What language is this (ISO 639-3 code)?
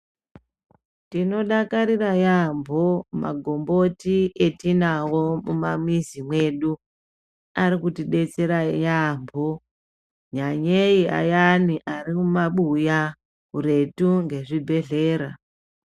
ndc